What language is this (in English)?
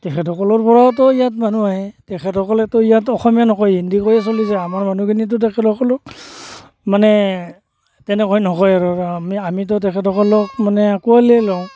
Assamese